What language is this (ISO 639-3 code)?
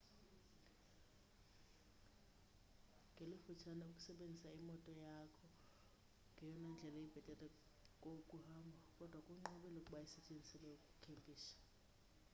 xho